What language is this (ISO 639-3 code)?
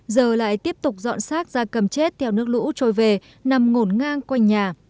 vie